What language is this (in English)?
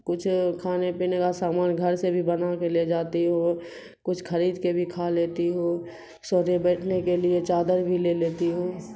Urdu